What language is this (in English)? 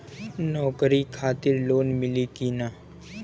Bhojpuri